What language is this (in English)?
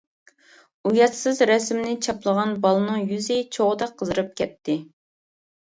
Uyghur